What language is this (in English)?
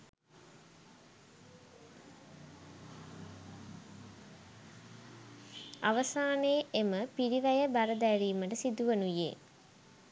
Sinhala